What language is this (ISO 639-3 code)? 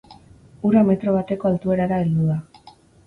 eus